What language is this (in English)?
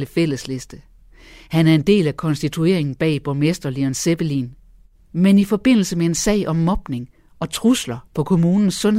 Danish